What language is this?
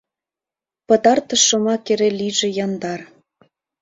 Mari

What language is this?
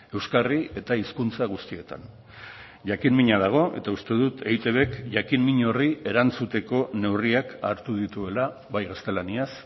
Basque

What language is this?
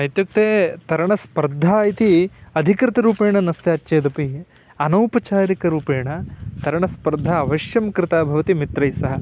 Sanskrit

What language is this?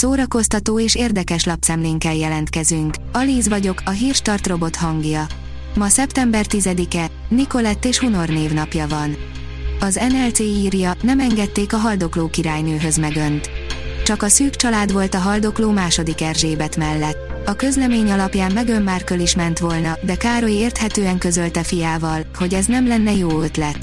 Hungarian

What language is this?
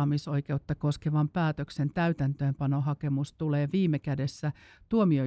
Finnish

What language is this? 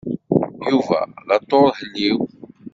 Kabyle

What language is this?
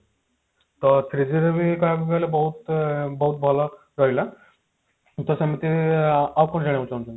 Odia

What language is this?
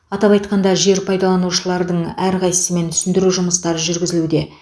Kazakh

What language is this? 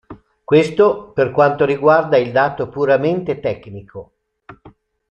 Italian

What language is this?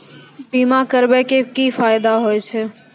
Maithili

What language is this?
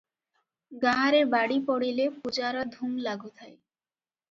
Odia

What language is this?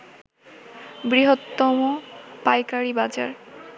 Bangla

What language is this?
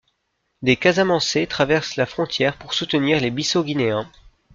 French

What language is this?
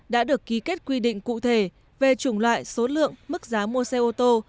Vietnamese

